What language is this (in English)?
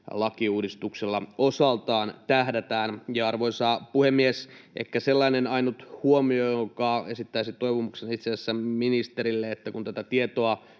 Finnish